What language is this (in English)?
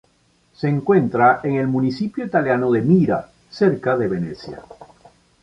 Spanish